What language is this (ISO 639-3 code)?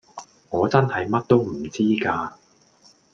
yue